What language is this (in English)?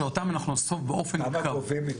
Hebrew